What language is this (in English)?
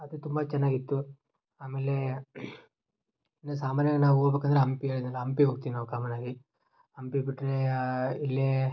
Kannada